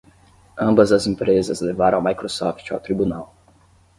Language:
Portuguese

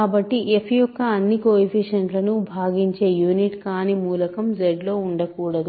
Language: Telugu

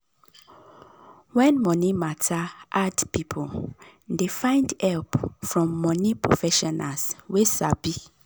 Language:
Nigerian Pidgin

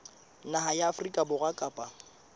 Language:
Southern Sotho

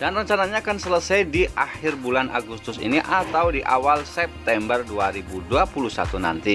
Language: Indonesian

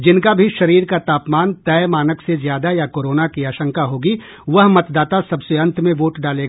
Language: Hindi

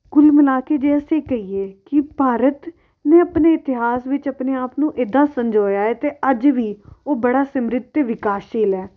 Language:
Punjabi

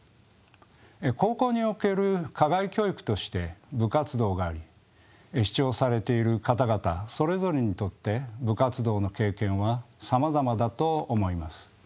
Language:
Japanese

